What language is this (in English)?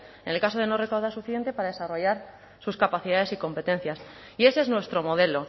Spanish